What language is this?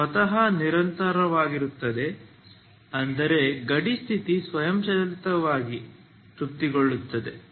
Kannada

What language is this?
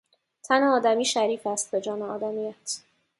Persian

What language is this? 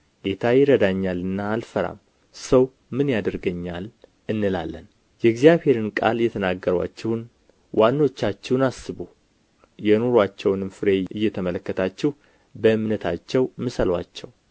Amharic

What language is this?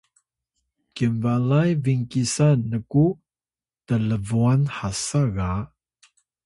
Atayal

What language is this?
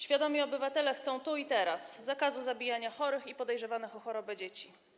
Polish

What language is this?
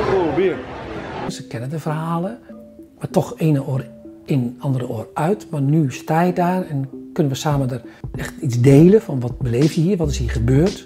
Dutch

